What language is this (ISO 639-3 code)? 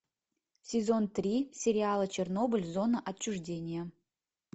rus